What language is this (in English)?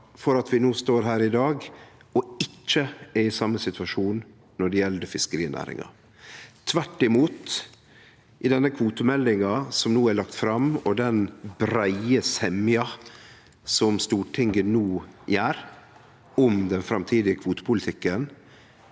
Norwegian